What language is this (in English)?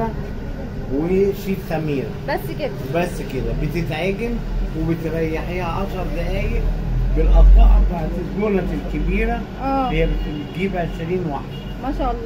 Arabic